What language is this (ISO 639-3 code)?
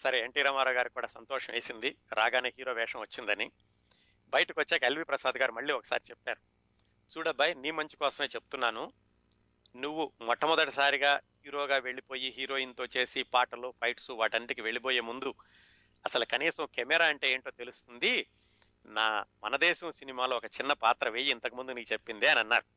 tel